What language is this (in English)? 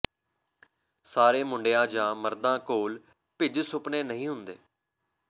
Punjabi